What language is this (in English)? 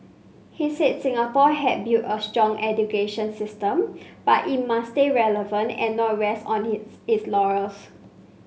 English